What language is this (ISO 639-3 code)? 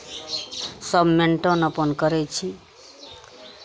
mai